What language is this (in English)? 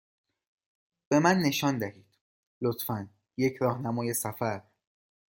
Persian